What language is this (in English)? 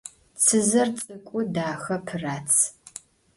Adyghe